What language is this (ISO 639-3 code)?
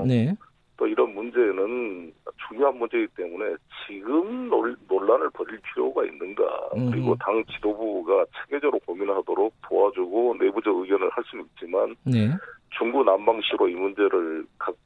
kor